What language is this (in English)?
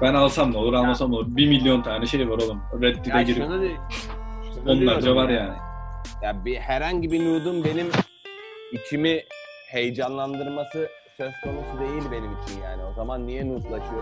Turkish